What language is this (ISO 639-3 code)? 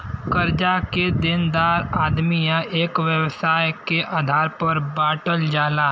bho